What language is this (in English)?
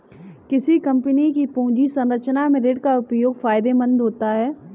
Hindi